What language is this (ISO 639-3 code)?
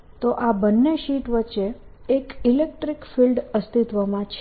guj